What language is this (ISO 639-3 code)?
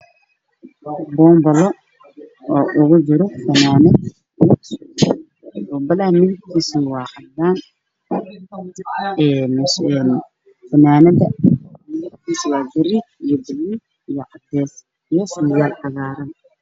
som